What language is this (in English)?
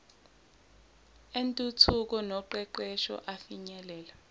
Zulu